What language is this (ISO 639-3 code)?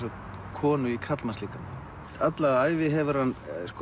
isl